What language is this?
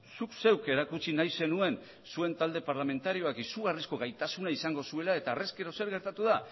Basque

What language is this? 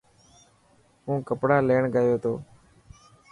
Dhatki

